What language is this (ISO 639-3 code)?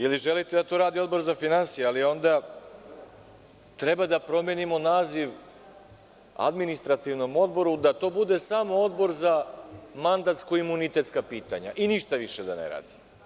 srp